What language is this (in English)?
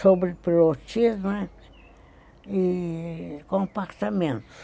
Portuguese